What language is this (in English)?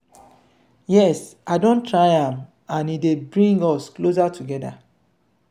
Nigerian Pidgin